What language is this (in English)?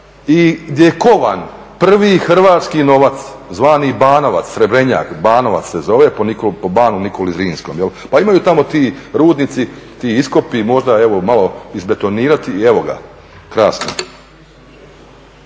Croatian